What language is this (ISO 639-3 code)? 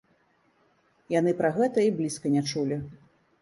bel